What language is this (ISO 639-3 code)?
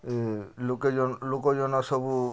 ori